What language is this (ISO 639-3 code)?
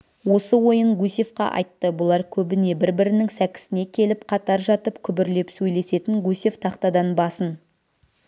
kaz